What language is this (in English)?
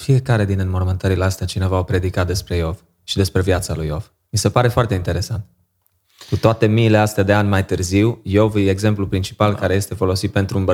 Romanian